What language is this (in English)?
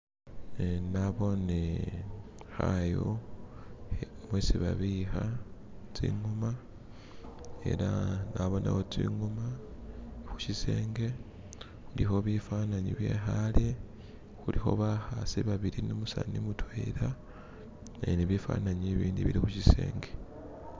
Masaaba